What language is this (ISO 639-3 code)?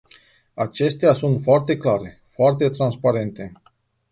ron